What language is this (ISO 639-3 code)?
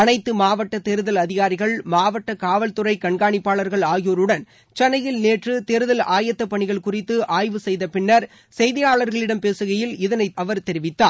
tam